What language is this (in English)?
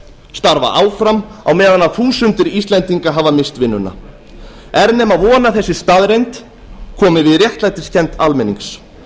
Icelandic